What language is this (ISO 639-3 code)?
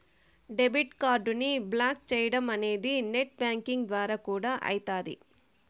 tel